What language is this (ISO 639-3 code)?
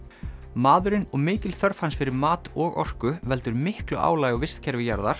isl